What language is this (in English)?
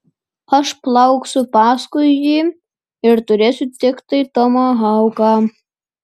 Lithuanian